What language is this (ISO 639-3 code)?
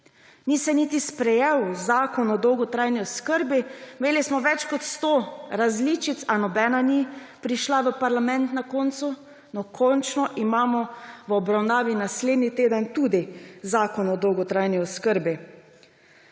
slv